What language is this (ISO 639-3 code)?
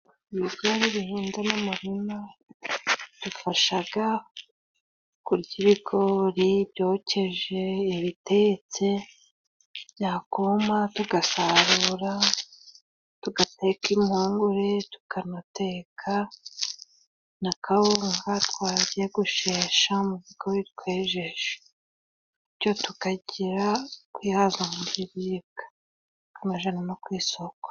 kin